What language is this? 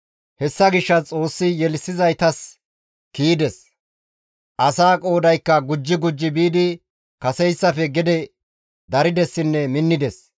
Gamo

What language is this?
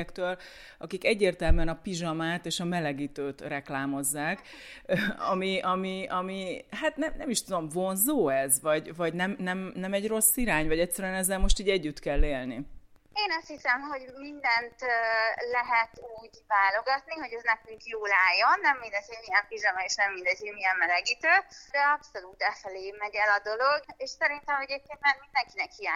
Hungarian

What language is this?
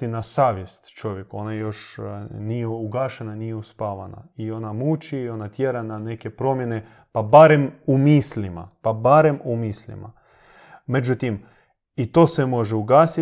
Croatian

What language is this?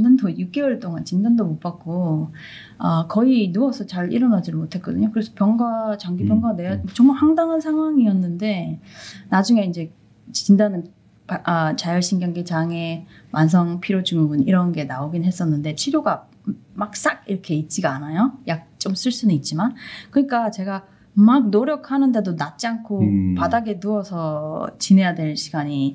Korean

